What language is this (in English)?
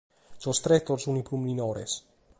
Sardinian